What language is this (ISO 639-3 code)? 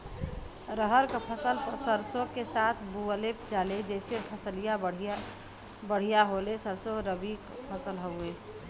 bho